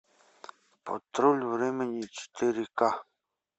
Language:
Russian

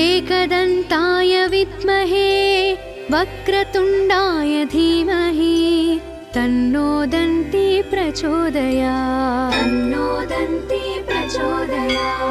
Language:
Telugu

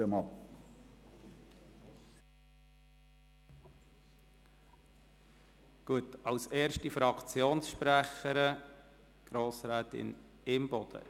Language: Swiss German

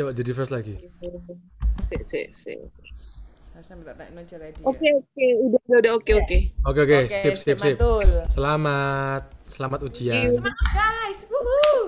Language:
Indonesian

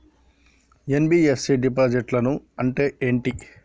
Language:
Telugu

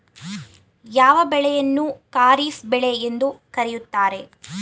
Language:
Kannada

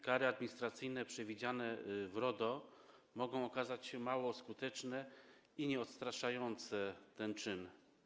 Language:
Polish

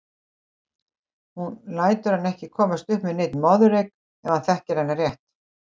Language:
Icelandic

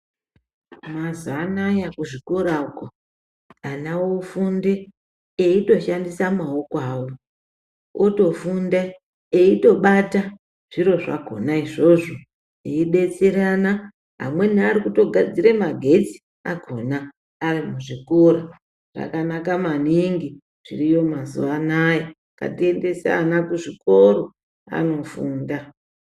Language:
Ndau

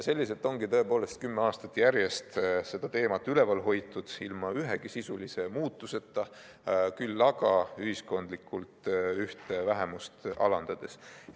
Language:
Estonian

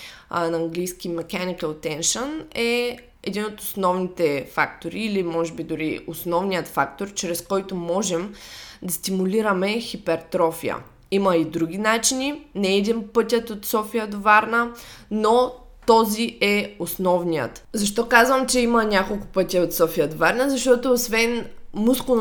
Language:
Bulgarian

